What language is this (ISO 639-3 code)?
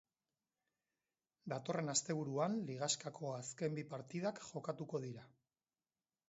eus